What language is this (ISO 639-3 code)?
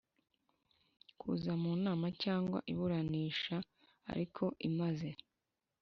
kin